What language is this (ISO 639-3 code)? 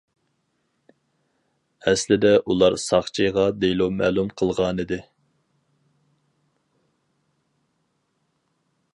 uig